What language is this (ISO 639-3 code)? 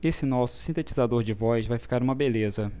por